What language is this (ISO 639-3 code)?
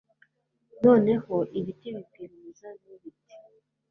kin